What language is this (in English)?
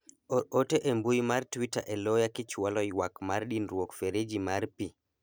Luo (Kenya and Tanzania)